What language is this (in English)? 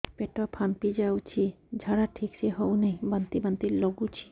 Odia